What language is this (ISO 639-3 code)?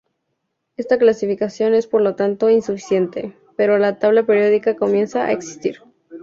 spa